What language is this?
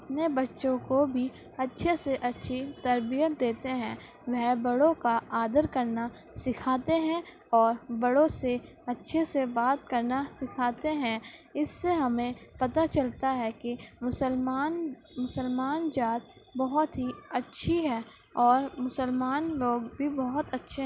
Urdu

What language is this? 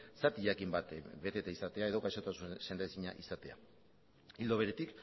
Basque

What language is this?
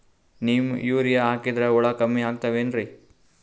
Kannada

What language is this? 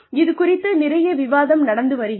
Tamil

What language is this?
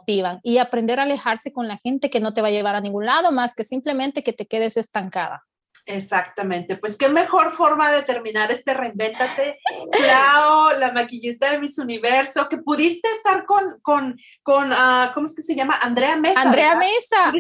Spanish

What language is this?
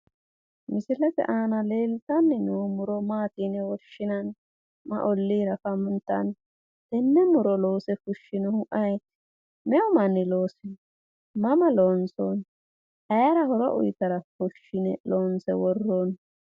Sidamo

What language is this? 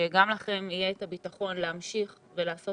Hebrew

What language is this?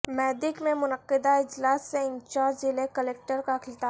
Urdu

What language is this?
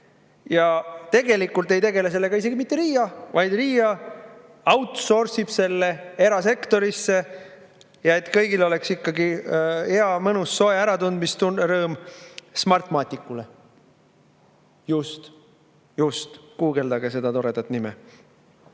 Estonian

